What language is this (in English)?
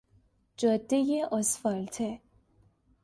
Persian